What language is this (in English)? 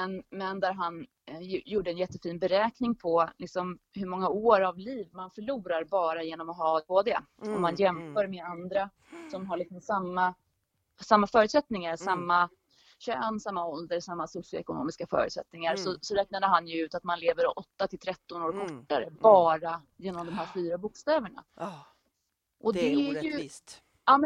Swedish